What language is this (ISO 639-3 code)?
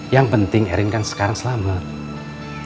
ind